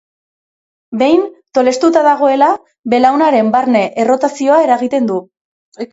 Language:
Basque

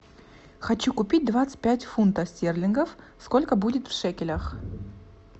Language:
Russian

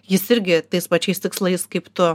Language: Lithuanian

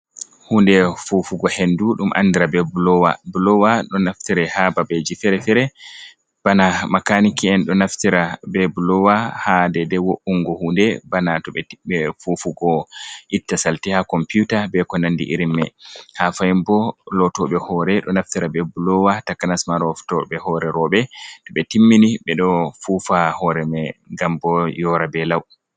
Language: Fula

